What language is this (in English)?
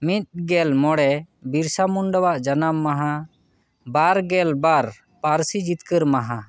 Santali